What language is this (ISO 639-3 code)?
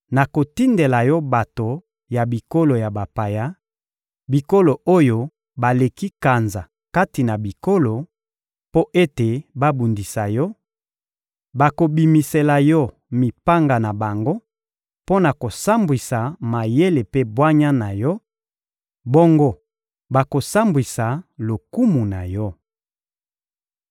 lin